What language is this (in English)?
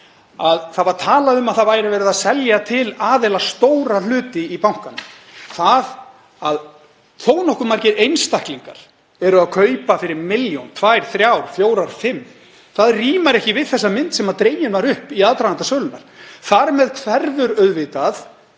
Icelandic